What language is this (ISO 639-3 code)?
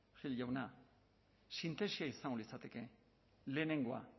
eus